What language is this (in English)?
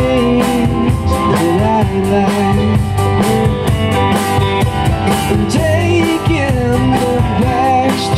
English